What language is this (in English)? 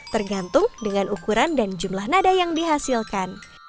Indonesian